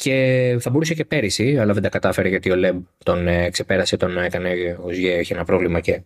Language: Greek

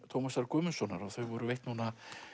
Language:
Icelandic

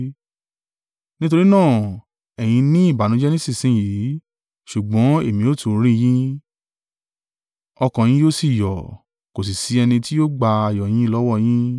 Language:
Yoruba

